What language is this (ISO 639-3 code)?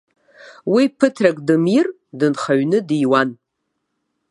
abk